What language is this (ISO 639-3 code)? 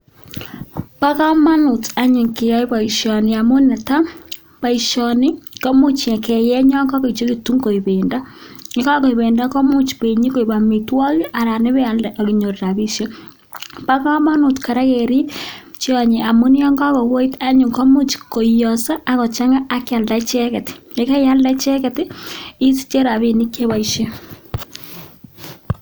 kln